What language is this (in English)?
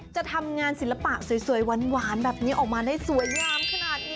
Thai